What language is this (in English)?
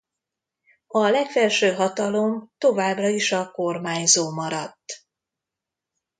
Hungarian